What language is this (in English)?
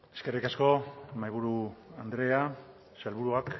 Basque